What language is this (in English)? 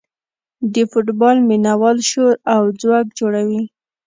Pashto